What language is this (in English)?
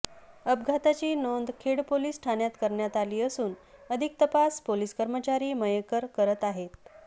Marathi